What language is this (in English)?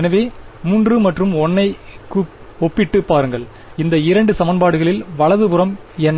Tamil